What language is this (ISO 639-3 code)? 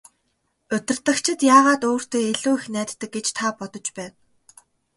mon